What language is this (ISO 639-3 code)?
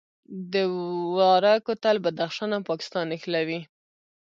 pus